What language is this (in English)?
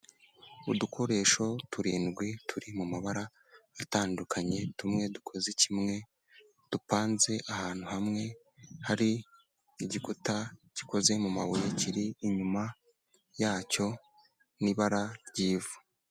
Kinyarwanda